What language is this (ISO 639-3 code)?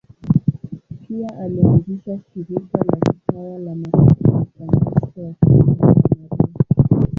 swa